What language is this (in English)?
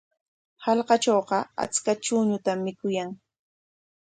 Corongo Ancash Quechua